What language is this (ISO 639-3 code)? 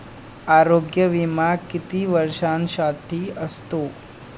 mar